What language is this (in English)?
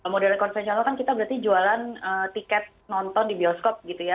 Indonesian